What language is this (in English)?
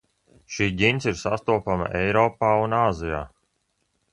Latvian